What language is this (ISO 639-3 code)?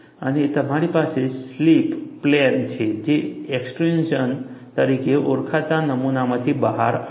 guj